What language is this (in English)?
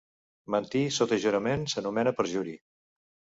Catalan